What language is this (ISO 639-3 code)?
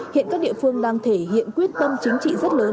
vie